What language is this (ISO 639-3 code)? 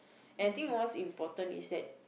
eng